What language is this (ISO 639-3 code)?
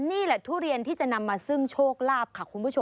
tha